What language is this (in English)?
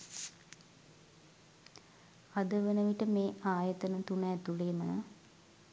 Sinhala